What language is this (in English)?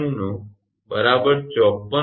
Gujarati